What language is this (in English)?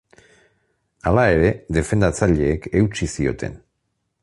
Basque